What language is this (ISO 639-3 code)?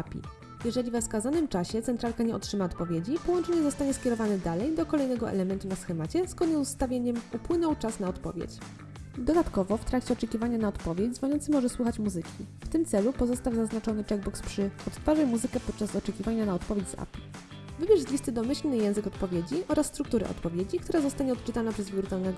pol